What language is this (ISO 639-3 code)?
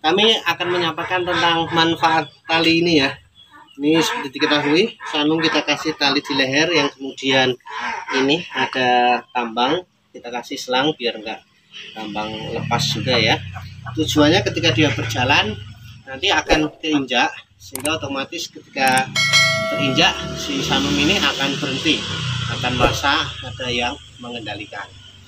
ind